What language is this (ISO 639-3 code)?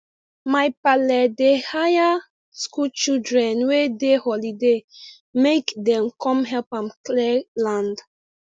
pcm